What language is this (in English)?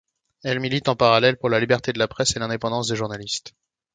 French